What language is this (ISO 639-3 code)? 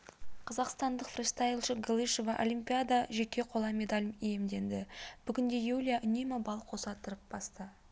kaz